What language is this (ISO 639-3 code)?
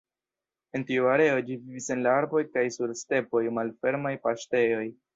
epo